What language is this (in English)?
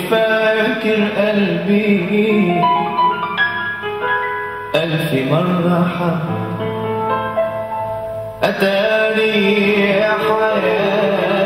Arabic